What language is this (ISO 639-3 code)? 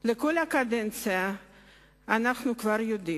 heb